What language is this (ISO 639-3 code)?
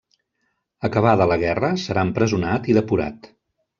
cat